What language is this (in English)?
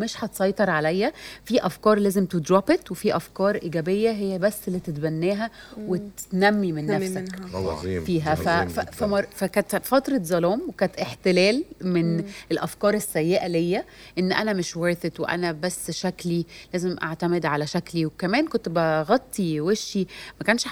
Arabic